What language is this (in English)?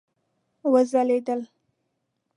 Pashto